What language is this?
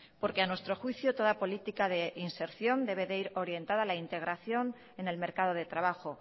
Spanish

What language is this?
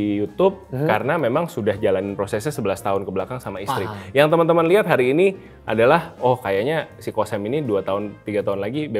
Indonesian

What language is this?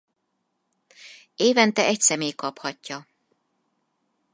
Hungarian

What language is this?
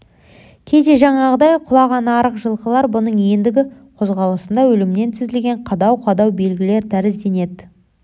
Kazakh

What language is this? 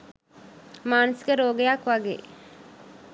Sinhala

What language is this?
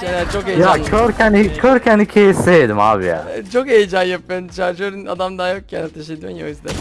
Turkish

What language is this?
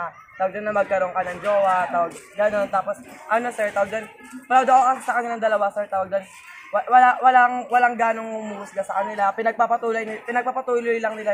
Filipino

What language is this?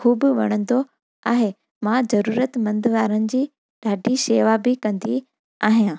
Sindhi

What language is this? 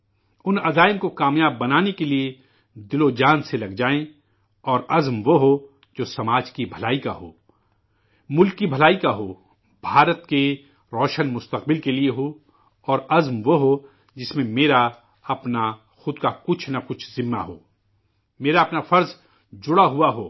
Urdu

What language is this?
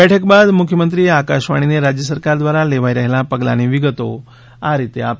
Gujarati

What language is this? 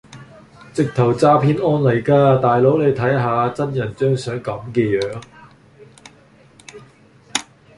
Cantonese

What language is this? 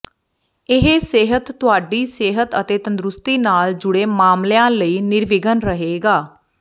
Punjabi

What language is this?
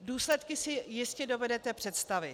Czech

